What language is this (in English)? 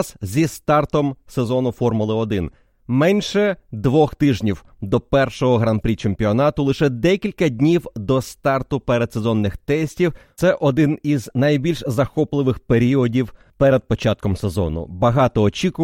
Ukrainian